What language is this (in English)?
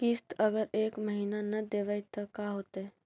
Magahi